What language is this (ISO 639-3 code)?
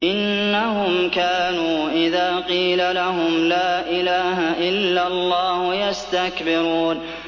ara